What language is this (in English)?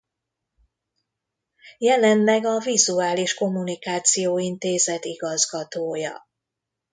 Hungarian